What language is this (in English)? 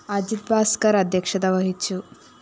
Malayalam